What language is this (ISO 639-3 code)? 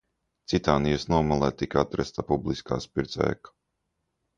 lav